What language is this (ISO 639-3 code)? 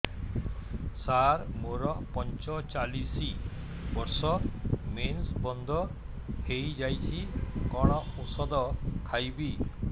ori